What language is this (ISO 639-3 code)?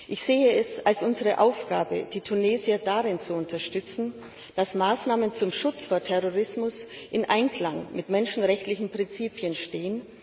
deu